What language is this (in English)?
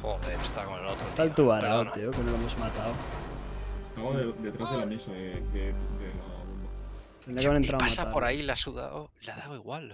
Spanish